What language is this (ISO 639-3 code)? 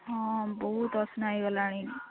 ori